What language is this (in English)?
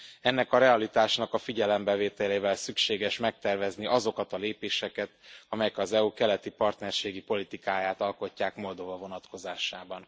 Hungarian